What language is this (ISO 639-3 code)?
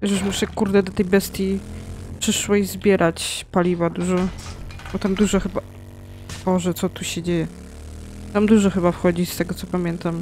pol